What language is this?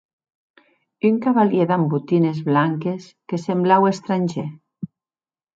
Occitan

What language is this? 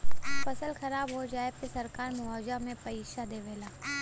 Bhojpuri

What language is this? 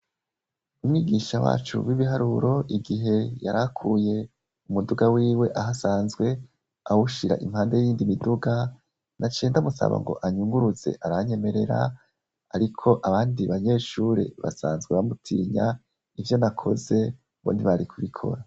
Rundi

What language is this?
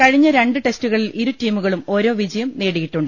Malayalam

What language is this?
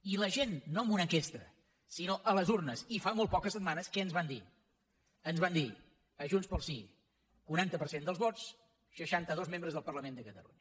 Catalan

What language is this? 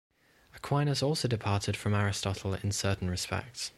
English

